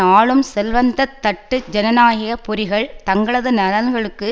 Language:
Tamil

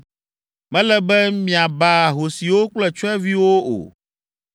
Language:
Ewe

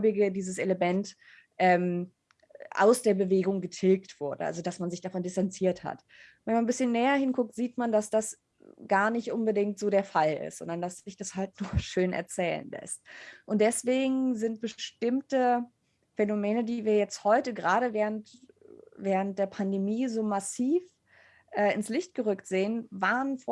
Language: German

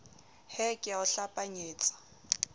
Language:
Southern Sotho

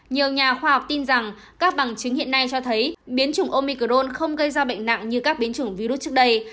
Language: Vietnamese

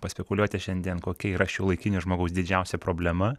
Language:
Lithuanian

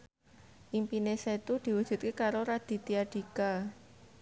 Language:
Javanese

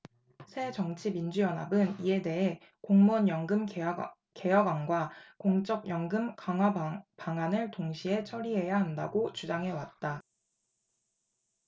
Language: Korean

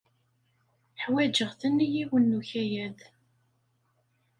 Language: Kabyle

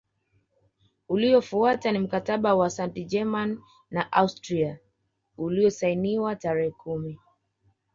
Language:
Swahili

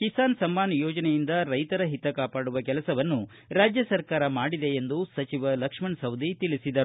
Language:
Kannada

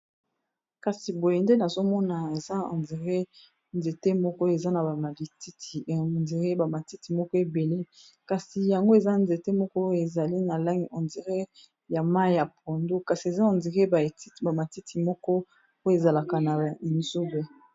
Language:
Lingala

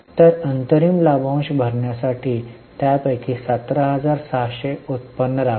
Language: Marathi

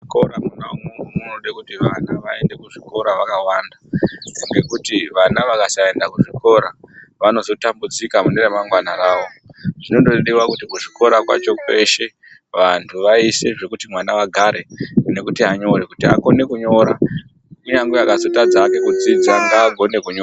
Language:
Ndau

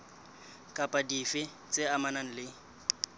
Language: Southern Sotho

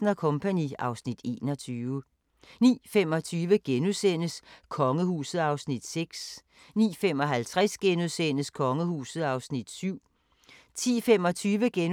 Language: Danish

